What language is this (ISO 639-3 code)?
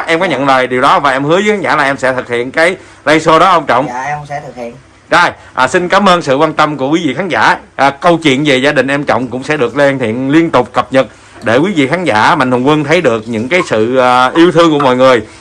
vie